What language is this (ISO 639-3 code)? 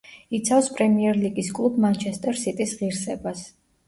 kat